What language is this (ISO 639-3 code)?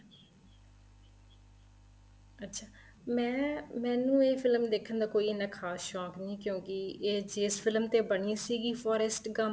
pan